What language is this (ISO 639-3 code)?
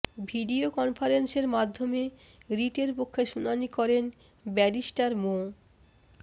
ben